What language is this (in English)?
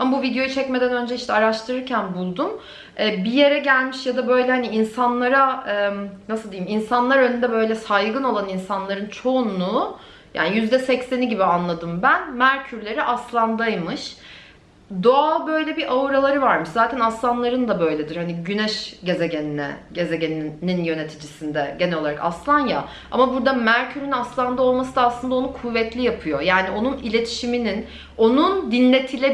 Turkish